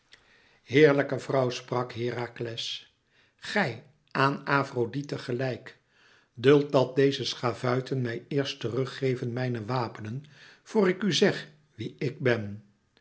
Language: Dutch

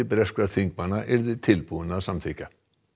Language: Icelandic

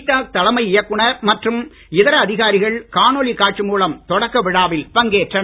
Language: Tamil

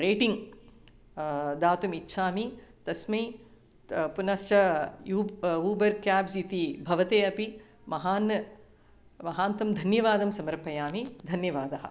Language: Sanskrit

